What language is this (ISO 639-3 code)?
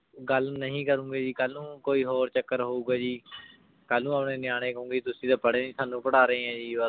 pan